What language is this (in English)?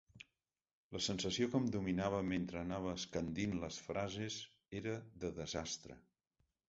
Catalan